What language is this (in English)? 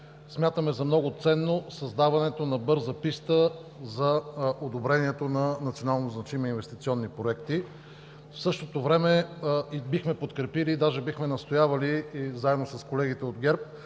Bulgarian